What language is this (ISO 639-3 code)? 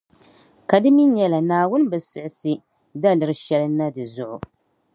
dag